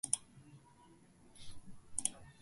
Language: Mongolian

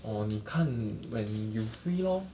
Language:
English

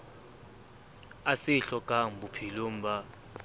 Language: Southern Sotho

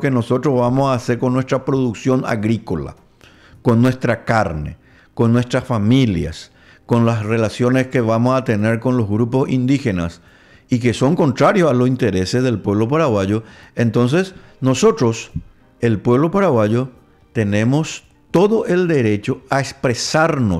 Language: Spanish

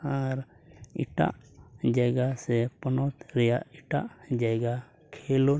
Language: Santali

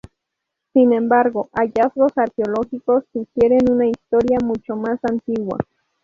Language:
Spanish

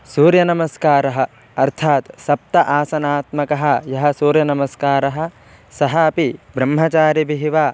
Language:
Sanskrit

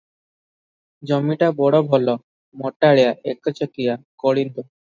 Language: Odia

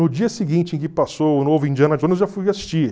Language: Portuguese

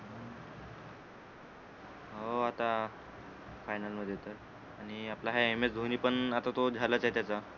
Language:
Marathi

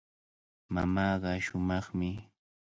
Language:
Cajatambo North Lima Quechua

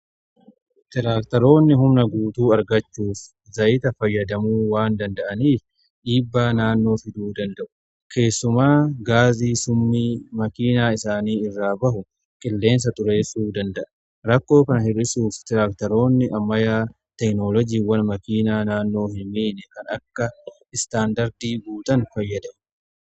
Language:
Oromo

